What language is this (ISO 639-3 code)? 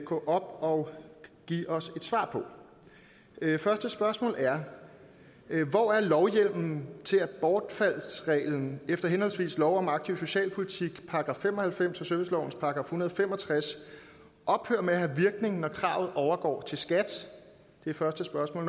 dan